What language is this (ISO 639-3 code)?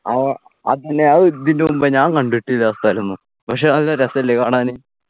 mal